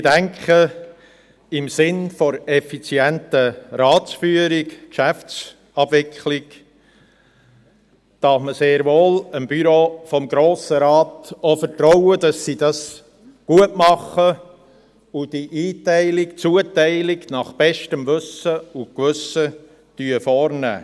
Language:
Swiss German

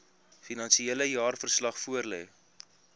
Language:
Afrikaans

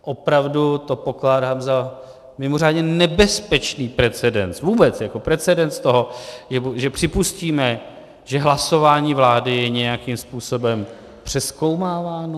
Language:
Czech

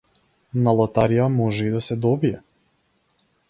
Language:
Macedonian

